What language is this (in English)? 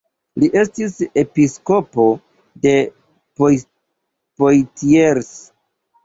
Esperanto